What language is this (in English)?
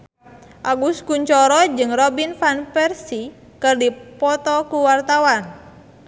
Sundanese